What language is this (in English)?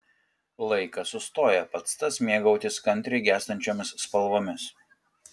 Lithuanian